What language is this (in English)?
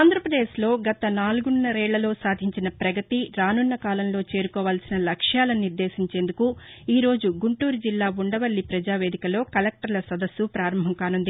Telugu